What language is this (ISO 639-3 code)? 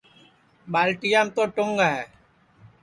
ssi